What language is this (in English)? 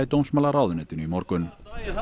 Icelandic